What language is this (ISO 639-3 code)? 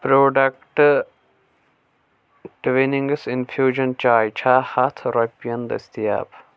kas